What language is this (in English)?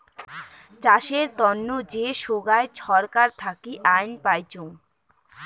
Bangla